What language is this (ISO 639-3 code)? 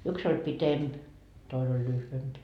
fin